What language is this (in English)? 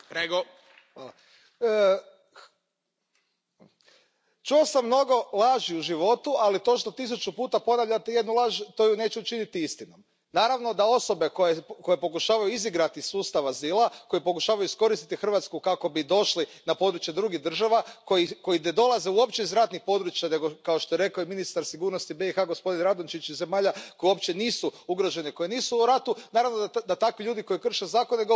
Croatian